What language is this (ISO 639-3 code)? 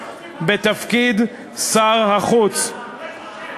heb